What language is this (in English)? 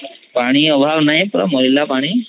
Odia